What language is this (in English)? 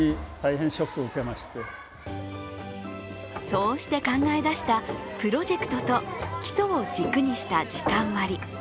Japanese